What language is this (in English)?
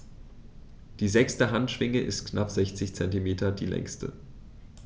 German